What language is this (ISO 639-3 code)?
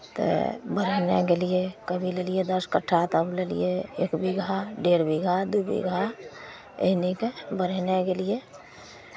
mai